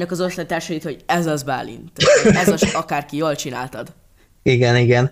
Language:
Hungarian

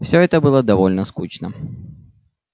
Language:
Russian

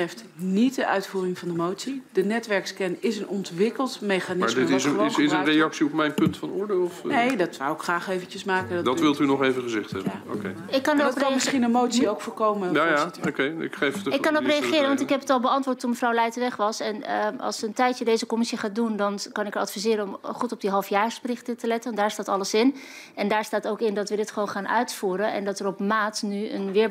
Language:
Dutch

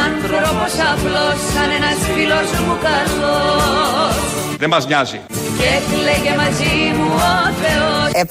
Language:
Greek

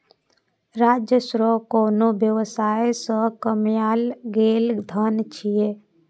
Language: Maithili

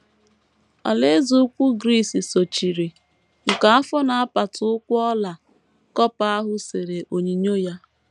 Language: Igbo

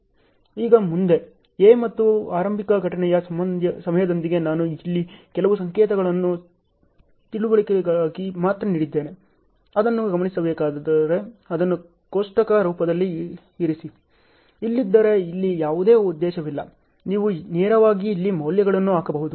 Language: Kannada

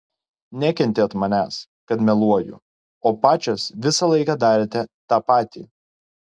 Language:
Lithuanian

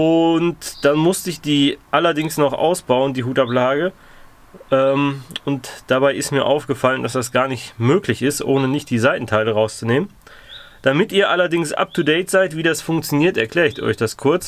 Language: German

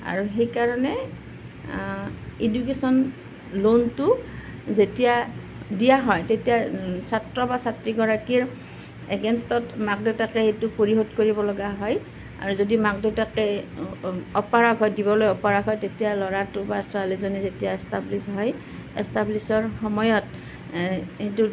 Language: Assamese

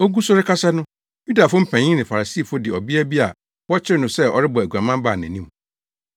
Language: Akan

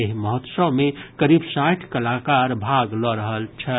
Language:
Maithili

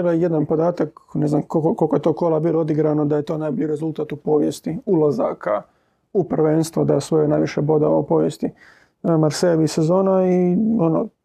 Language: Croatian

